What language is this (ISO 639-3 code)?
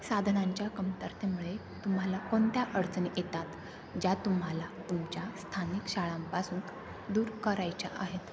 mar